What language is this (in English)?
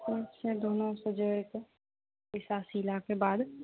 Maithili